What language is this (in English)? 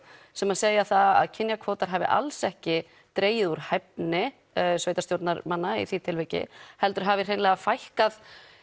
Icelandic